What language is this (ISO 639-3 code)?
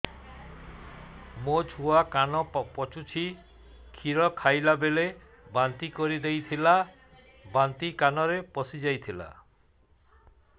ori